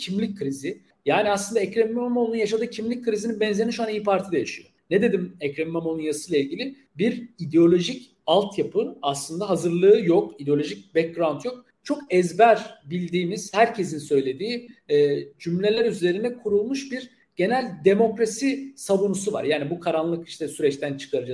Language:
Turkish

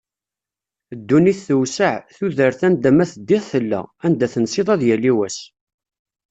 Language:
Kabyle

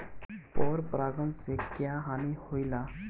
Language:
Bhojpuri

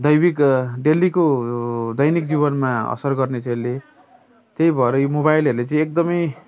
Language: Nepali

